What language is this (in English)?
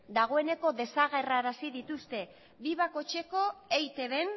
Basque